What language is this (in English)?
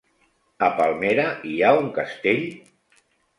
Catalan